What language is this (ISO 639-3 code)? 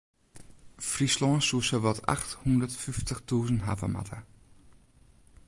fry